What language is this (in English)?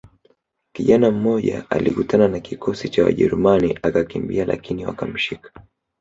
Swahili